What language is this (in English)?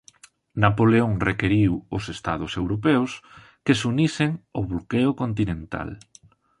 Galician